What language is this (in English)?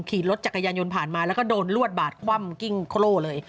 Thai